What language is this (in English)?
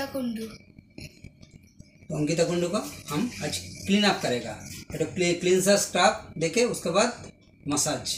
Hindi